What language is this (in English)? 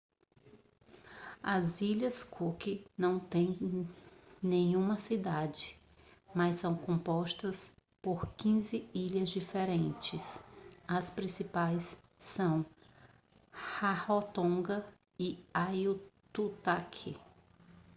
Portuguese